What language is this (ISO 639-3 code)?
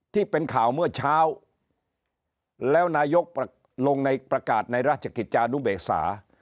tha